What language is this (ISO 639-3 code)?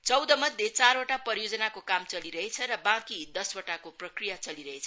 nep